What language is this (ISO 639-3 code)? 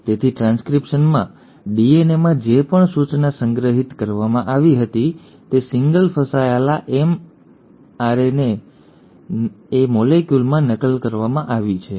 guj